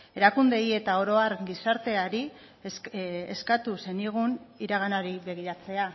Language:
Basque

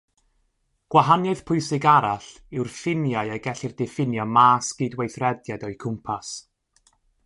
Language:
Welsh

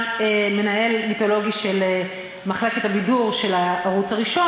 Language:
Hebrew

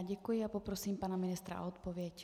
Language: Czech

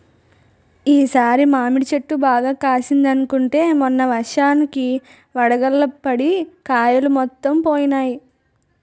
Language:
Telugu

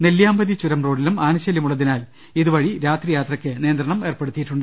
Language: Malayalam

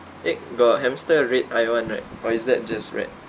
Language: English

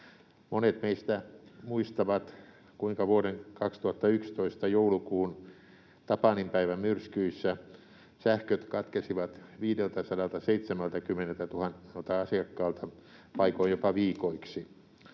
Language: Finnish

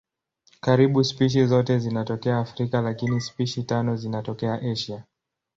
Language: Swahili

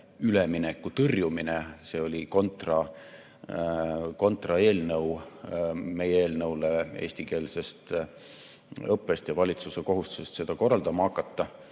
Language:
Estonian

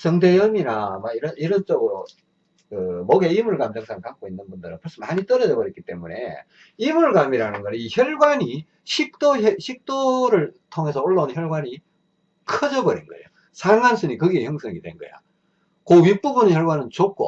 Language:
Korean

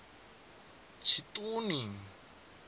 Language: Venda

